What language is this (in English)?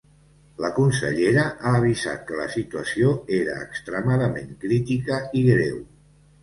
Catalan